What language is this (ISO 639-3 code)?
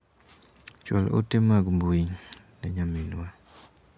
luo